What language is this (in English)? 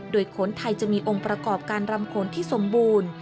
Thai